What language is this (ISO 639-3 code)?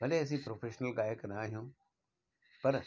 snd